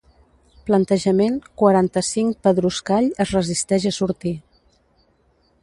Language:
Catalan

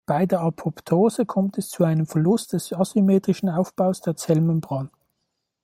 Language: German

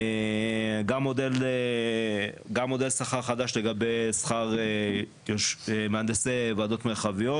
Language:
Hebrew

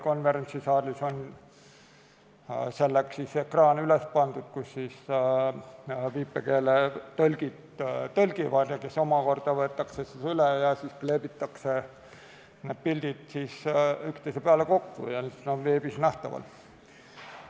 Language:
Estonian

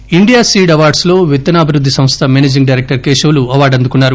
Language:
Telugu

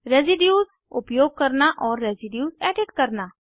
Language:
Hindi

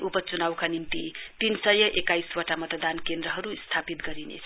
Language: Nepali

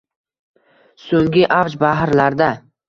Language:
Uzbek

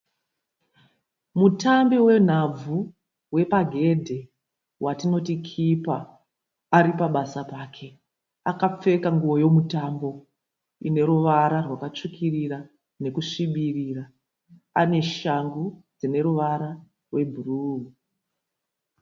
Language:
Shona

